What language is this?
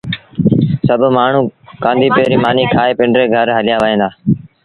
Sindhi Bhil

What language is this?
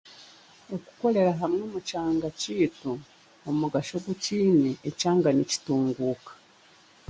Chiga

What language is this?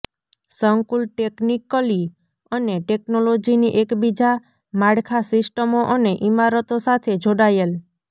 Gujarati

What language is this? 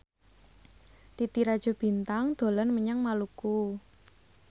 Javanese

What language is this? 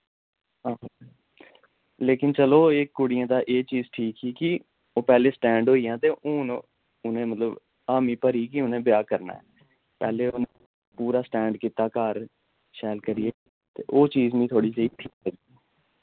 Dogri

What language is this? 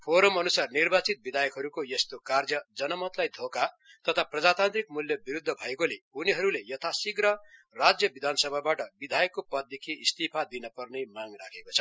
Nepali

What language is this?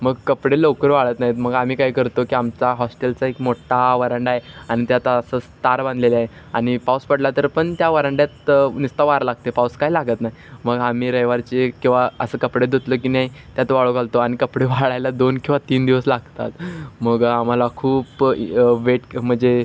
Marathi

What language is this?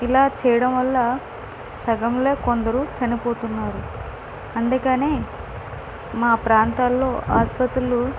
Telugu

